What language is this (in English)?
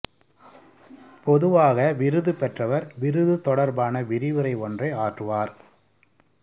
Tamil